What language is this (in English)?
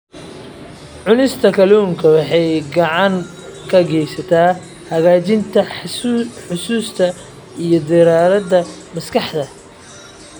Somali